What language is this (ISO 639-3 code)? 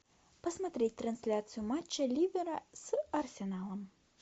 rus